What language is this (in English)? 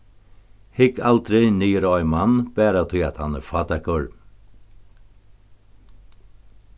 Faroese